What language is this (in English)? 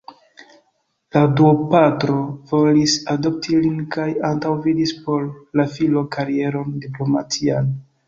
Esperanto